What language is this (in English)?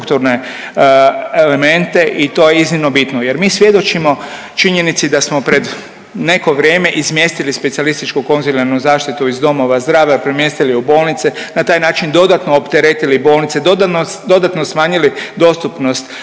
Croatian